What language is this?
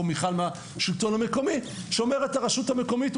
Hebrew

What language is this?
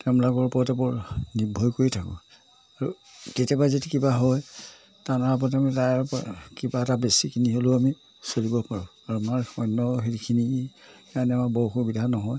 Assamese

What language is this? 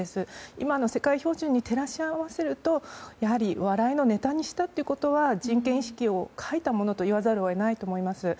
Japanese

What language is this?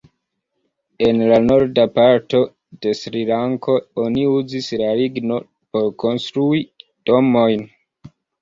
Esperanto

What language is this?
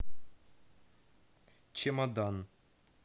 Russian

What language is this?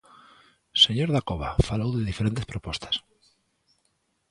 Galician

